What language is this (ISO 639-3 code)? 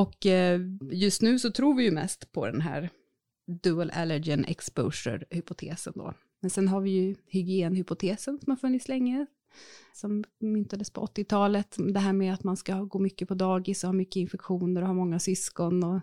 swe